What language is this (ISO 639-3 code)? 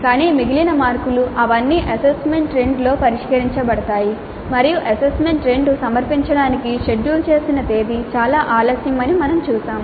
tel